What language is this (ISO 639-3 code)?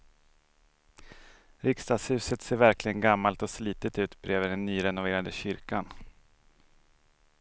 swe